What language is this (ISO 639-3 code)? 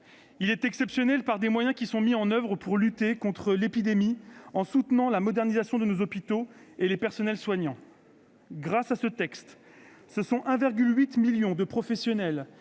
fra